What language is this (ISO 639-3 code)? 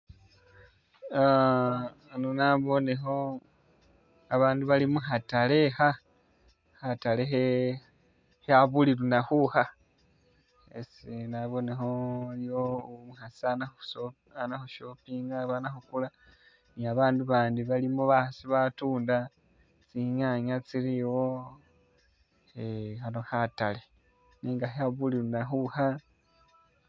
myx